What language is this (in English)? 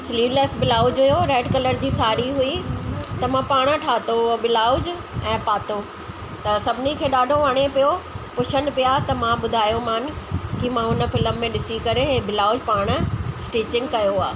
Sindhi